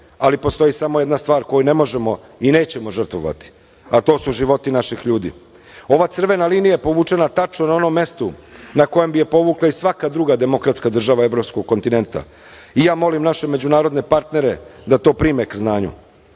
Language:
Serbian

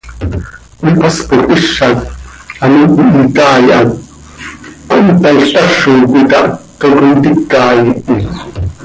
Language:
Seri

